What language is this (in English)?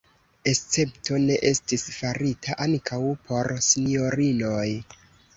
Esperanto